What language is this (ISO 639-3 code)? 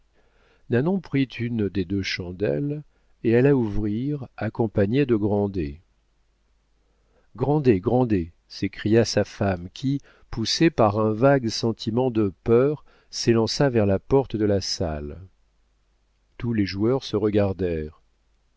fra